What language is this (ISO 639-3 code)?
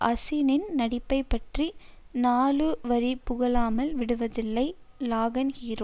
tam